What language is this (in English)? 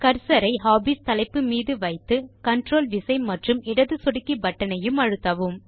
Tamil